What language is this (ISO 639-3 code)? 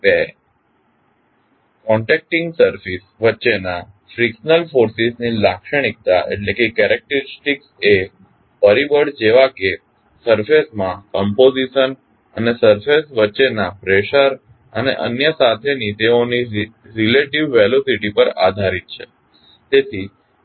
guj